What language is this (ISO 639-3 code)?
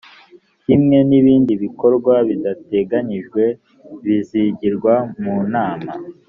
kin